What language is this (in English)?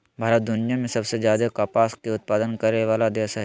Magahi